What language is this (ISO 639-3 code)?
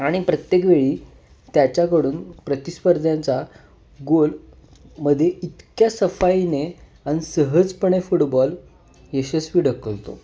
mar